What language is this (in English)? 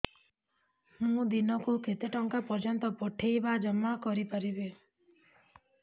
Odia